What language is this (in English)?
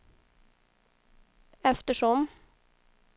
Swedish